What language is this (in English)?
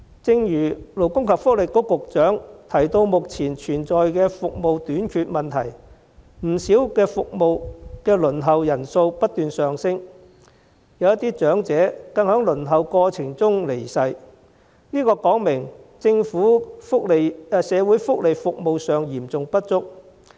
Cantonese